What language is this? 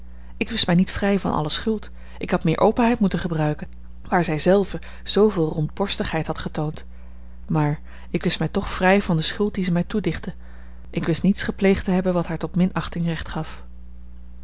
Dutch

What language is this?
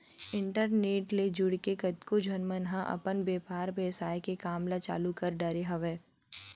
Chhattisgarhi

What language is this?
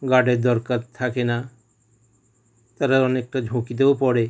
Bangla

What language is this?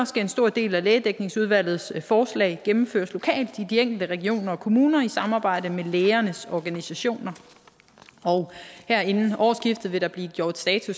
Danish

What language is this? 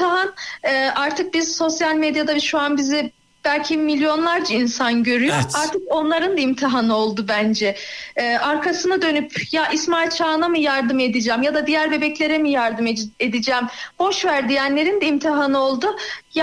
Turkish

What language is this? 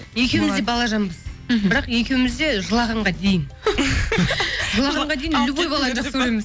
Kazakh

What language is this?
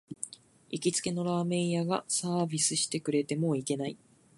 Japanese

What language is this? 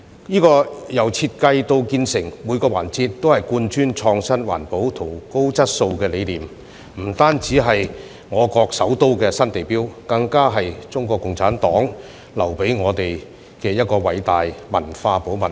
Cantonese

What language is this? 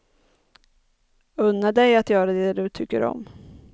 Swedish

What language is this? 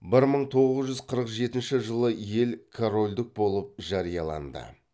Kazakh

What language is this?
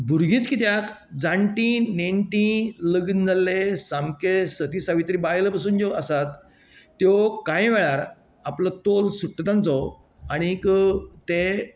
Konkani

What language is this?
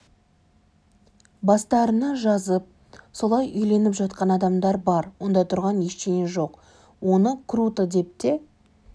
Kazakh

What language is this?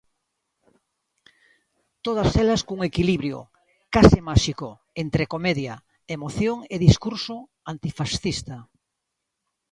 Galician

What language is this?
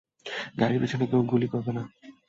Bangla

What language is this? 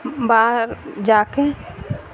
Urdu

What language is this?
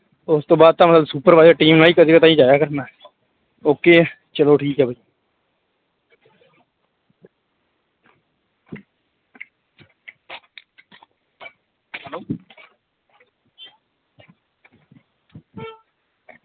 Punjabi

